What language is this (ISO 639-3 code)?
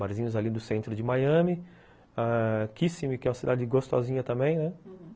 por